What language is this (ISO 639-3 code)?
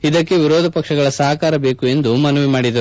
kan